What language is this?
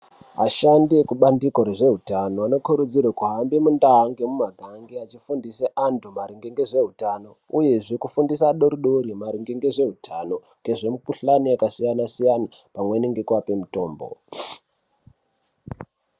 Ndau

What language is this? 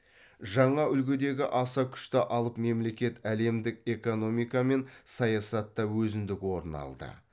Kazakh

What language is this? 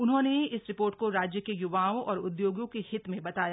Hindi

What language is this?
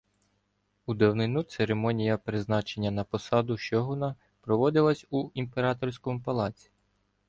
Ukrainian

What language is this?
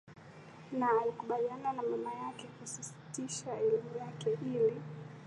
Swahili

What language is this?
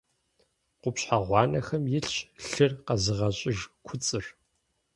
Kabardian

